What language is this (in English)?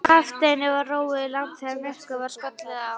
Icelandic